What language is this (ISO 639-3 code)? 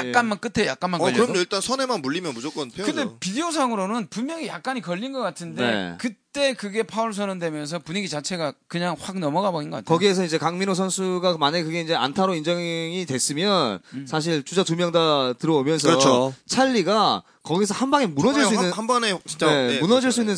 kor